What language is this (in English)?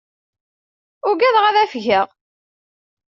Kabyle